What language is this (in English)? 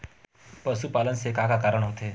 Chhattisgarhi